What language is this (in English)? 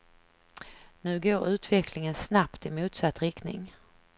Swedish